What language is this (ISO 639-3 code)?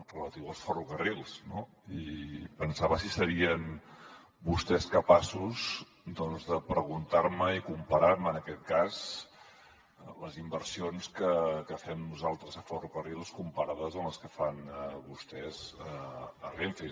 cat